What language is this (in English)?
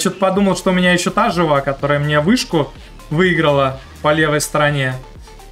Russian